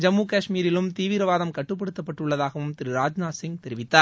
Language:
Tamil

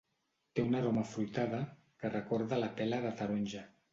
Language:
Catalan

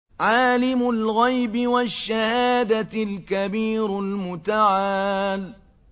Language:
Arabic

